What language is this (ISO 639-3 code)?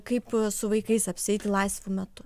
lit